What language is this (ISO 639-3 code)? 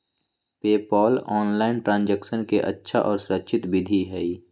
mag